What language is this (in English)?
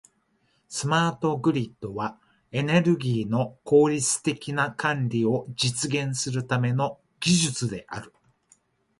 Japanese